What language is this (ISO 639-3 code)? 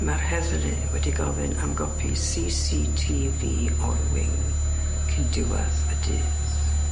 cym